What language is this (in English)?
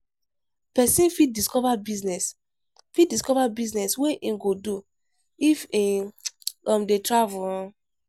Nigerian Pidgin